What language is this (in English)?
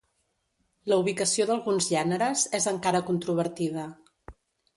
Catalan